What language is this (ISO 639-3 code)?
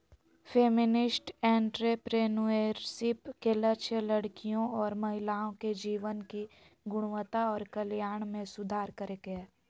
mag